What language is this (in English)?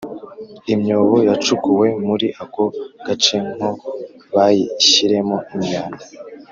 Kinyarwanda